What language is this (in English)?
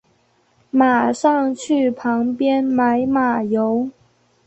Chinese